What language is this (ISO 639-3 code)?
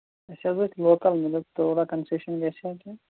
kas